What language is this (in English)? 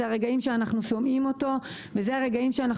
Hebrew